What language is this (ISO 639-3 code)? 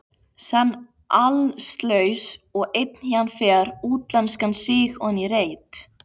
isl